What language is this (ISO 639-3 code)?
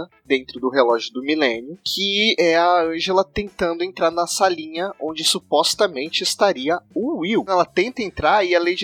por